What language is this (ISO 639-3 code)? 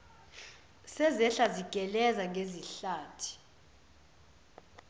zul